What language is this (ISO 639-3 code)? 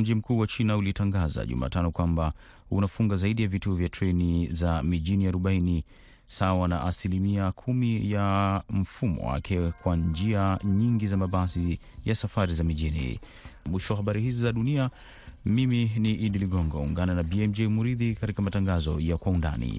swa